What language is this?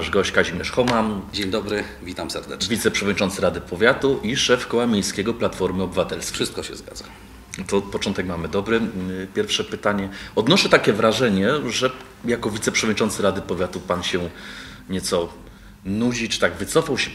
Polish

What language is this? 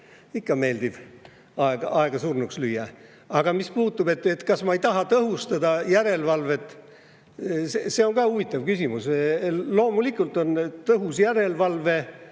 Estonian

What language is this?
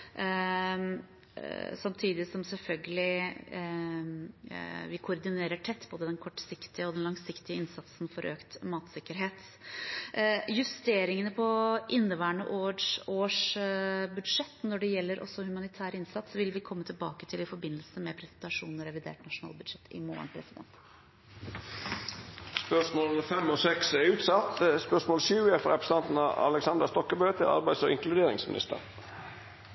Norwegian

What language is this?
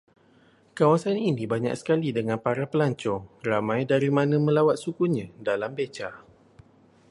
Malay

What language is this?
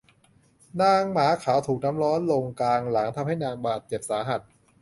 Thai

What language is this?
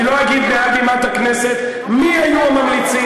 Hebrew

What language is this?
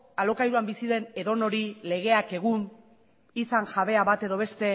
Basque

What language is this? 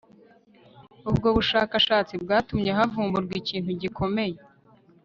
Kinyarwanda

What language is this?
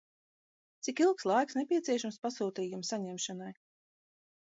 Latvian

